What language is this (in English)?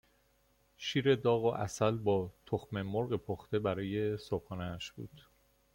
Persian